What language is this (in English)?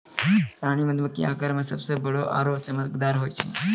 Maithili